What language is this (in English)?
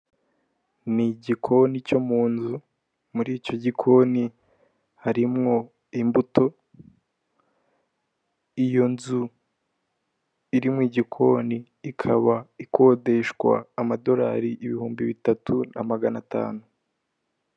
Kinyarwanda